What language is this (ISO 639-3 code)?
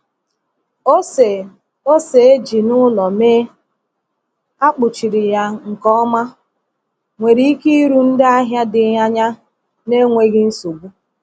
ibo